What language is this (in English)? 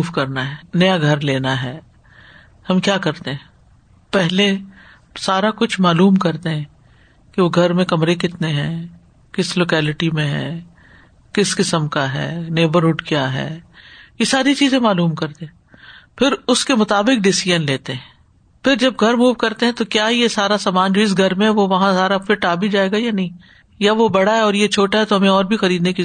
Urdu